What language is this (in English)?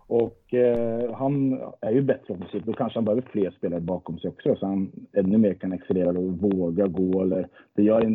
Swedish